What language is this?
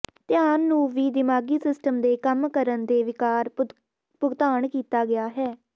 Punjabi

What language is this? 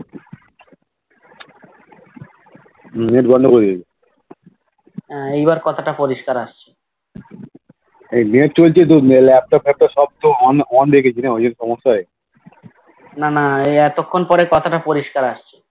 Bangla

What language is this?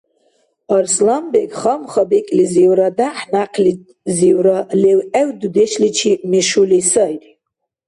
Dargwa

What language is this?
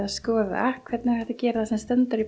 Icelandic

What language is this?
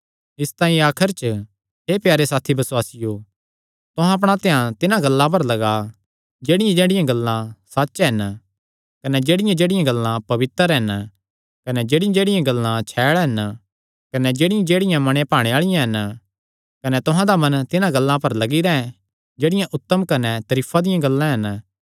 Kangri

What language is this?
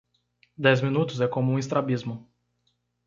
Portuguese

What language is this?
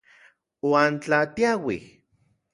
Central Puebla Nahuatl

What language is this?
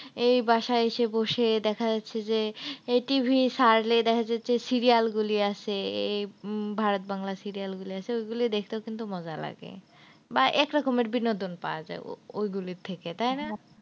Bangla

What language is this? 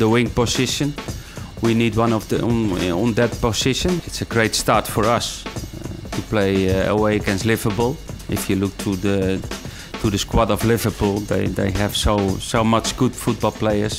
Dutch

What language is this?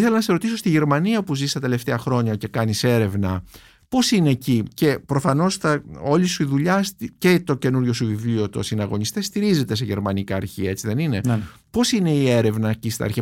Greek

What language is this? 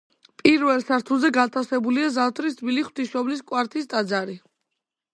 Georgian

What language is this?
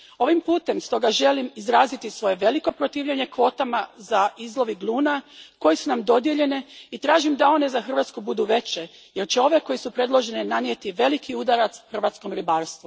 Croatian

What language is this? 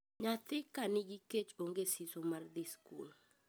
Luo (Kenya and Tanzania)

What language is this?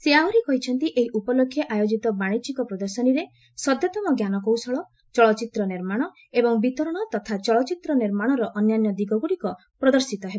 Odia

